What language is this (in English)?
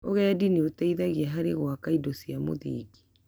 Kikuyu